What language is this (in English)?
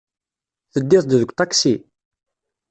Kabyle